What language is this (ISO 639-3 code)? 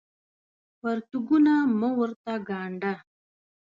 pus